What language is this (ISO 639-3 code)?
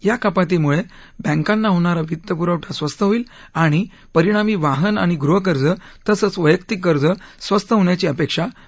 mar